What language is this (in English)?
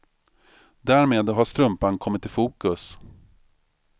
Swedish